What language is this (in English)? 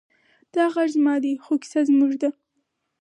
Pashto